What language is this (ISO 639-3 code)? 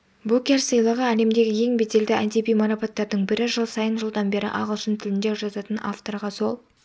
kaz